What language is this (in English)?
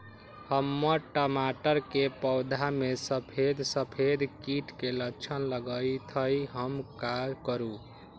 Magahi